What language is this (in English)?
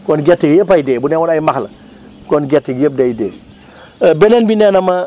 Wolof